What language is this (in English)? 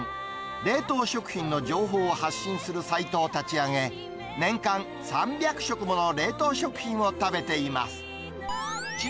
Japanese